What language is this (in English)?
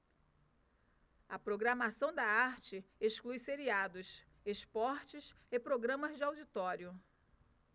Portuguese